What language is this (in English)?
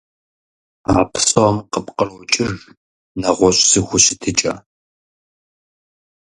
Kabardian